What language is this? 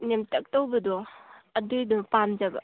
Manipuri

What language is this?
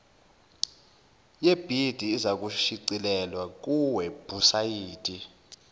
Zulu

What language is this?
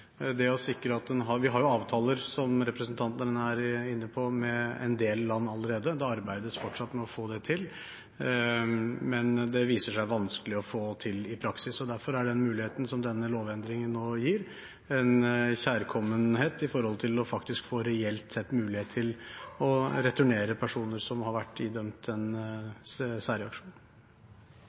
Norwegian Bokmål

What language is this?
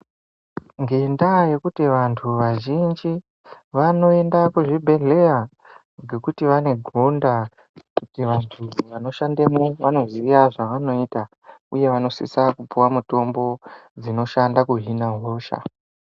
Ndau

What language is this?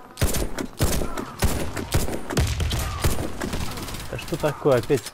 Russian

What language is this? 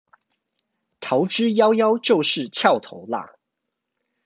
Chinese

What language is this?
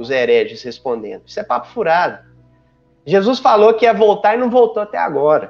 Portuguese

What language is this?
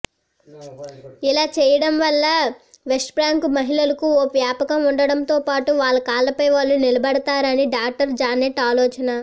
Telugu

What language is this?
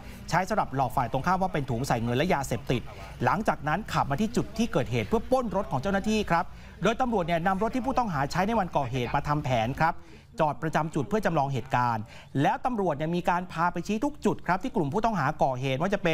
Thai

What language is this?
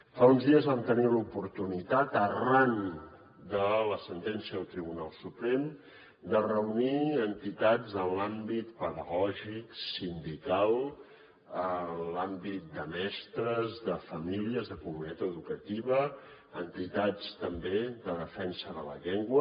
Catalan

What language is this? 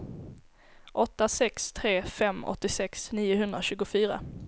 Swedish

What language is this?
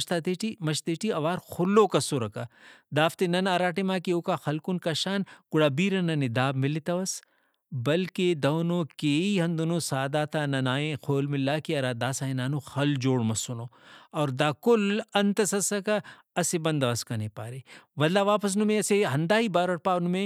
Brahui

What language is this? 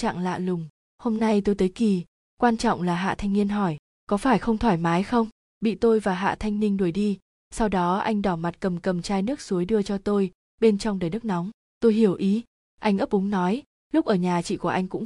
Vietnamese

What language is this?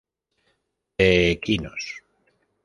Spanish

